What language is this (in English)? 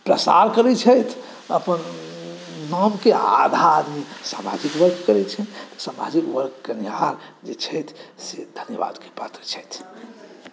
Maithili